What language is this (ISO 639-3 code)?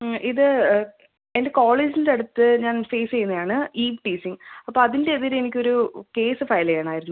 mal